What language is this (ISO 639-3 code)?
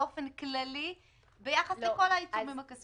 heb